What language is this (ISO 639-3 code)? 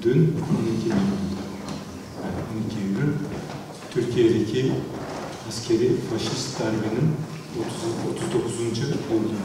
tur